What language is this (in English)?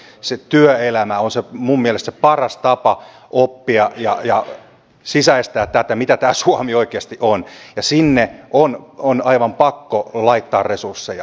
Finnish